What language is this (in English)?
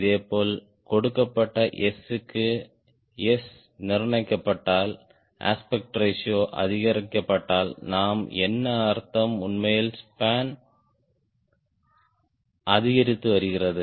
Tamil